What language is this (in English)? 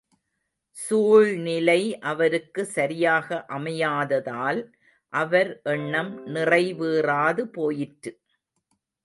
Tamil